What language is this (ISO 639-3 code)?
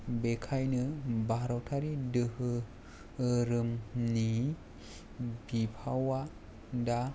brx